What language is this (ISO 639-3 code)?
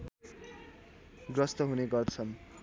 nep